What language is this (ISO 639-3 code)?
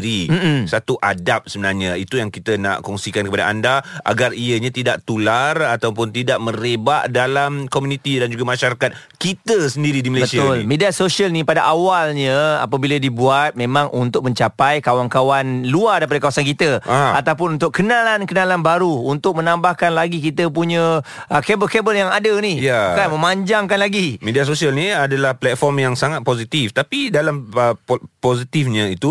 msa